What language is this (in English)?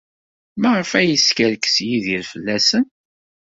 Kabyle